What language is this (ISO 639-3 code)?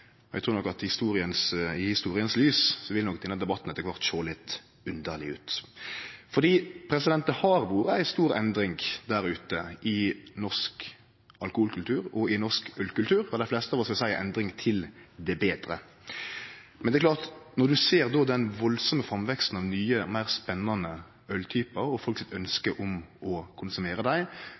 nno